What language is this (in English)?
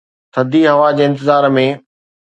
Sindhi